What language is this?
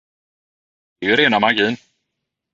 Swedish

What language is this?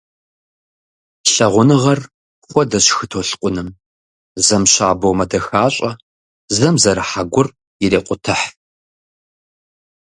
Kabardian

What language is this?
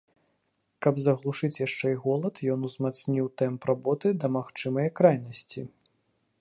Belarusian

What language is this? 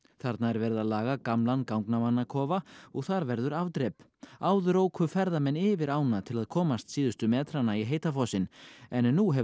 Icelandic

